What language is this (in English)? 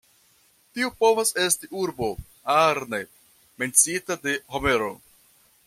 Esperanto